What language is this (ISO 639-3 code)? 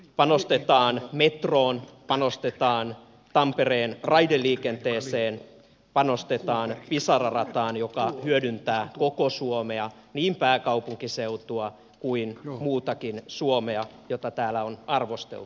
fin